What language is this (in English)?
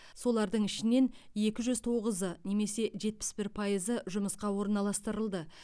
Kazakh